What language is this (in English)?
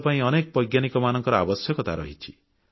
Odia